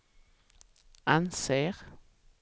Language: Swedish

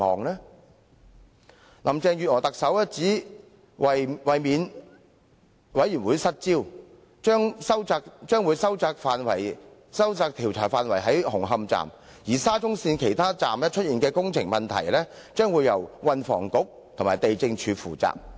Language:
Cantonese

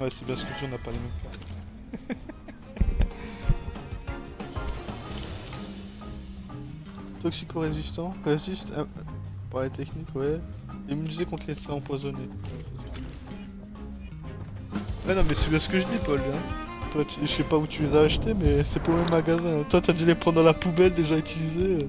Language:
French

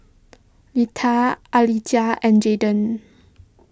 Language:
English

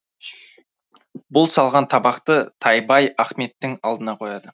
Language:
Kazakh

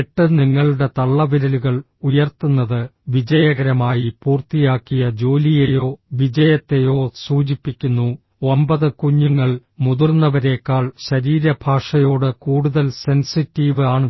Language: Malayalam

